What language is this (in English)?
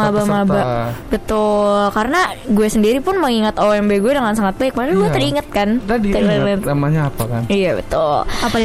Indonesian